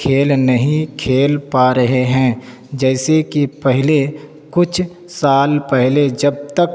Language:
Urdu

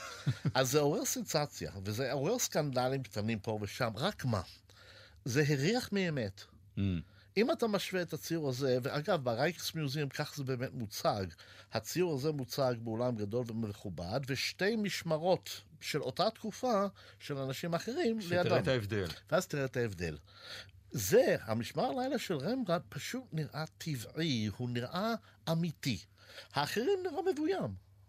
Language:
Hebrew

